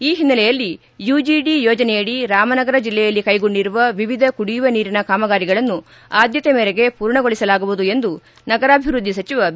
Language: Kannada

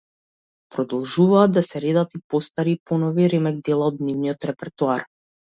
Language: Macedonian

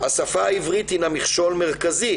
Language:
Hebrew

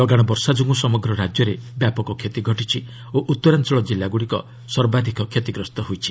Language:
Odia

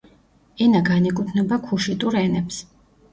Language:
Georgian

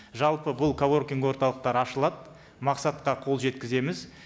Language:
Kazakh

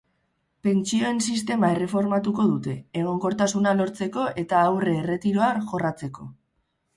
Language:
Basque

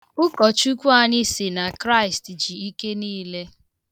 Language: Igbo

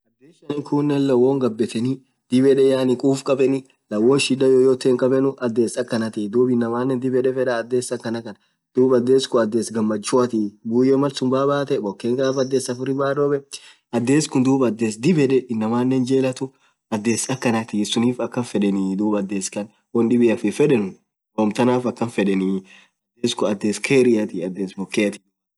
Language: Orma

